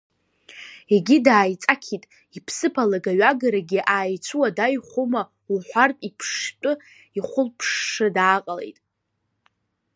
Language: Abkhazian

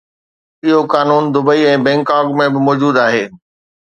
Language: Sindhi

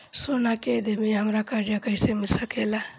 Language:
Bhojpuri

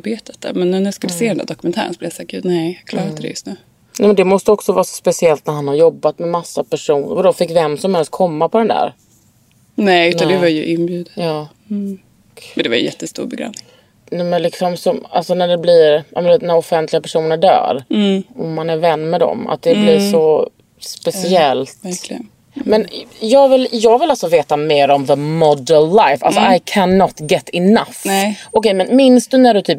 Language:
Swedish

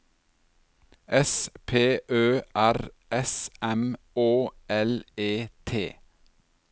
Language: Norwegian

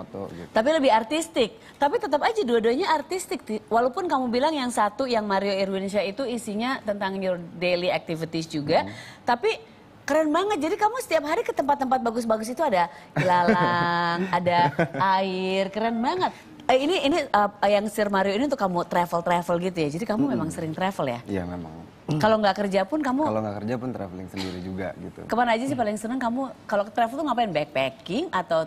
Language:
Indonesian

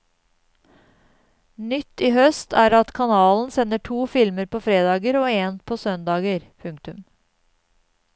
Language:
Norwegian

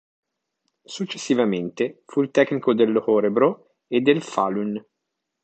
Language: Italian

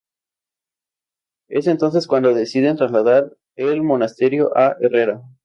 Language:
Spanish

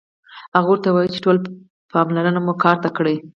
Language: Pashto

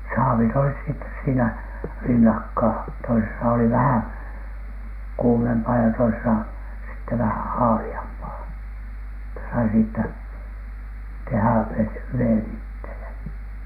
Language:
Finnish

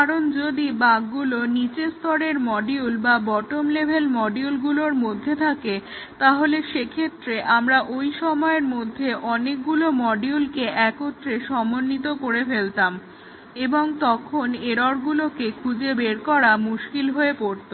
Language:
Bangla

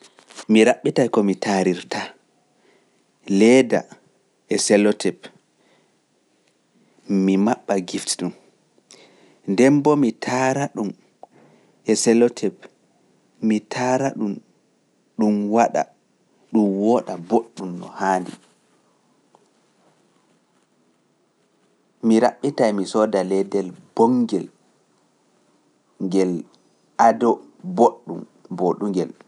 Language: Pular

